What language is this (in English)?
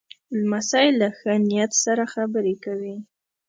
Pashto